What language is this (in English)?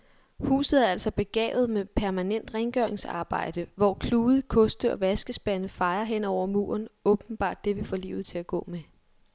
Danish